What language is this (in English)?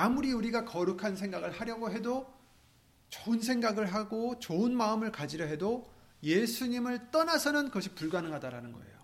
Korean